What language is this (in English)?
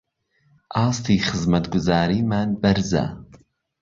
Central Kurdish